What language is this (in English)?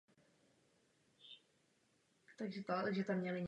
Czech